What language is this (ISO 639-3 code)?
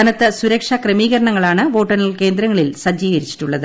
mal